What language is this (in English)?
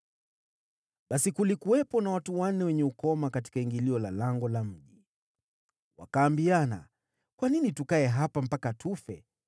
Swahili